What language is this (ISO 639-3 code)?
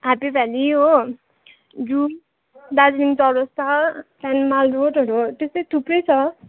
nep